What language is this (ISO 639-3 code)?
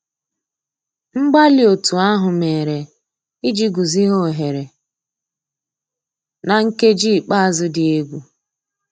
ibo